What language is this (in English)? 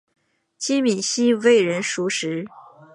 Chinese